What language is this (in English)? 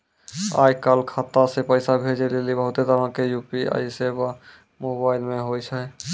Maithili